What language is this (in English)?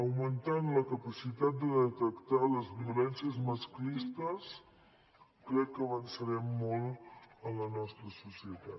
Catalan